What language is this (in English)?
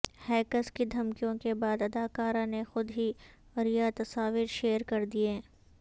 Urdu